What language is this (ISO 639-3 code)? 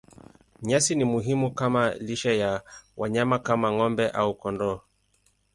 swa